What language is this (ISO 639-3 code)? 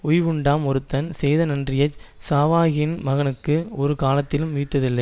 tam